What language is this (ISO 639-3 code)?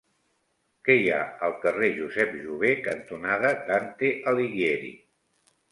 cat